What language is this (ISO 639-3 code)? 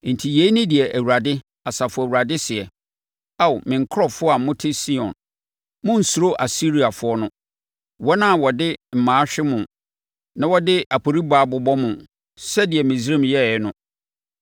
aka